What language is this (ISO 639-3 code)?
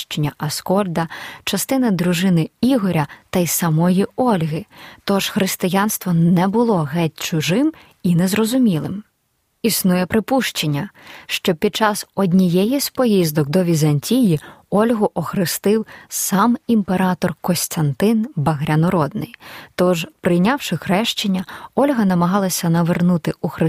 ukr